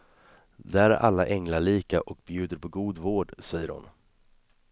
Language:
Swedish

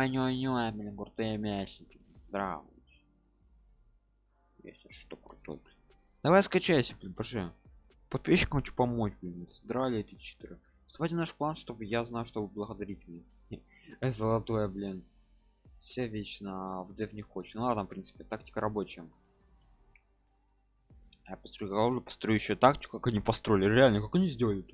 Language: Russian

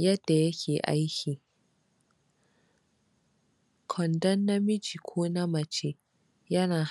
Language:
Hausa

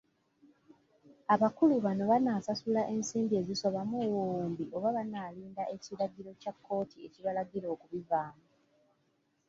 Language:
Ganda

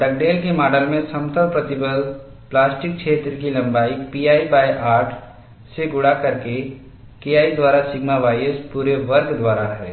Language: Hindi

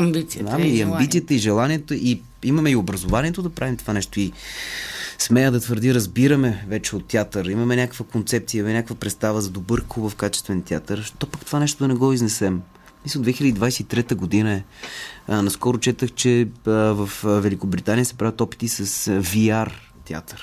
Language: Bulgarian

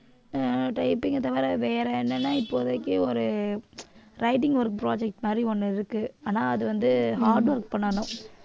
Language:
Tamil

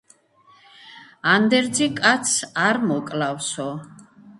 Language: Georgian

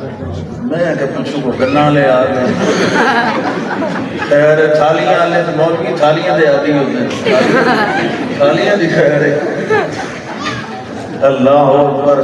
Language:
Arabic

